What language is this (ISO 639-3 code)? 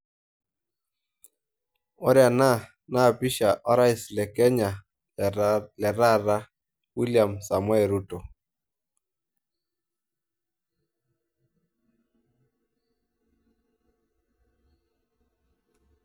mas